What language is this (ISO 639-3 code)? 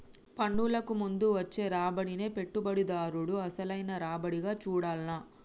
tel